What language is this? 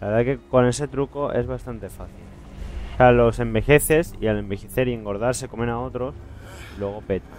Spanish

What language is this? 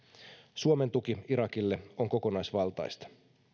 Finnish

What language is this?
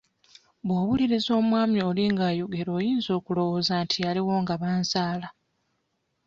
Ganda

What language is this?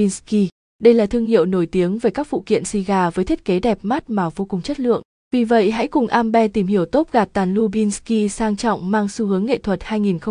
Vietnamese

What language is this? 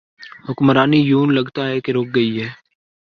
Urdu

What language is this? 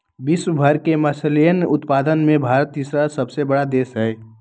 Magahi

